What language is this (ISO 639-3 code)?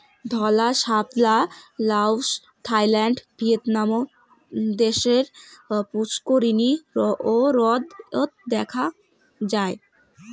ben